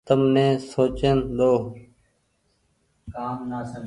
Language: Goaria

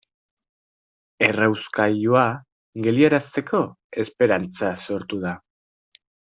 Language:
Basque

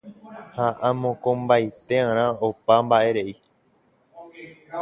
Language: Guarani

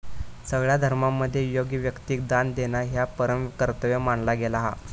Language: Marathi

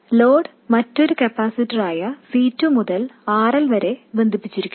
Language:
Malayalam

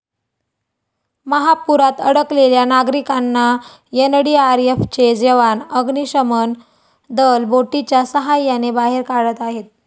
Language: Marathi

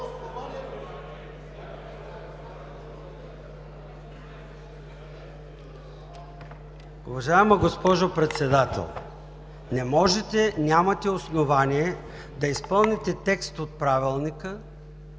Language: Bulgarian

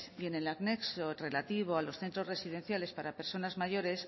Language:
Spanish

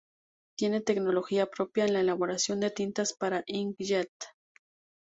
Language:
Spanish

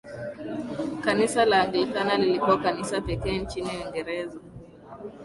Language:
Swahili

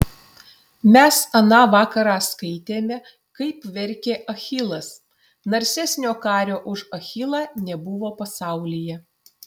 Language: Lithuanian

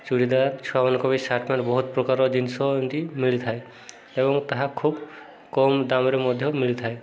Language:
Odia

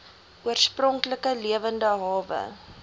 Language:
Afrikaans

